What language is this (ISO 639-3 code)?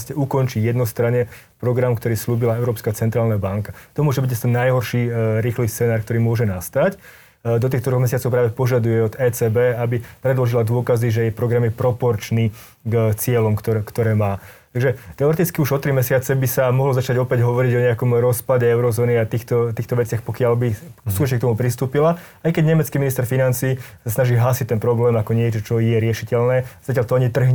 slk